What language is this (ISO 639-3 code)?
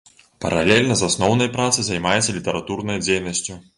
bel